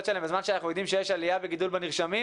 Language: Hebrew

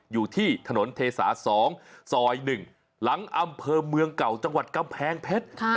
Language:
Thai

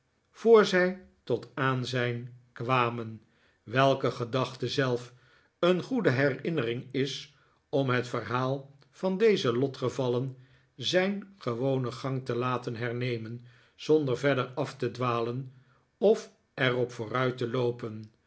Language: Dutch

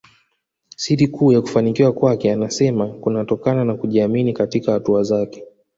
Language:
Swahili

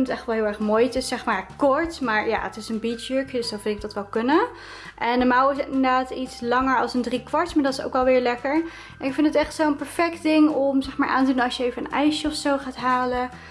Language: Dutch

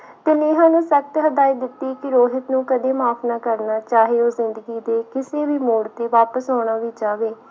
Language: Punjabi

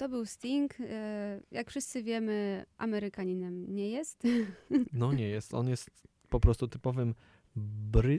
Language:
Polish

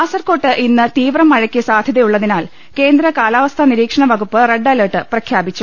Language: Malayalam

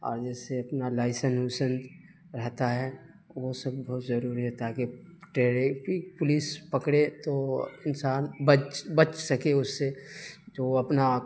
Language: Urdu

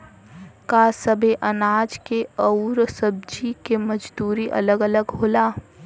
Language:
Bhojpuri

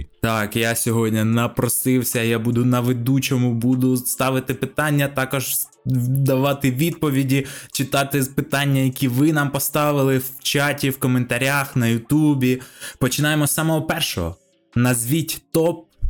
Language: Ukrainian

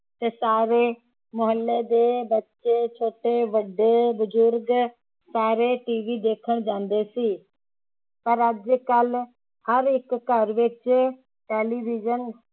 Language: Punjabi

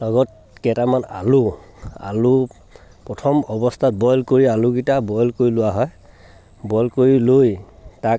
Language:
Assamese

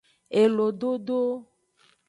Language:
Aja (Benin)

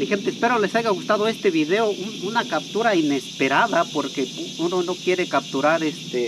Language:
Spanish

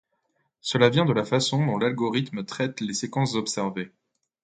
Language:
French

